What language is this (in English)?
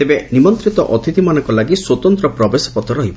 Odia